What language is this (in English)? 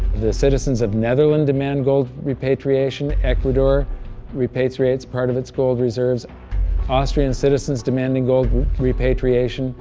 English